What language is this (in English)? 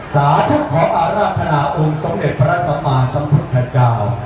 Thai